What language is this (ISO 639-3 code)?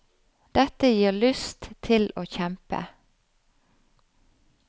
nor